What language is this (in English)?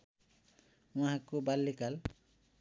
Nepali